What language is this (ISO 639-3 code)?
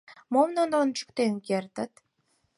chm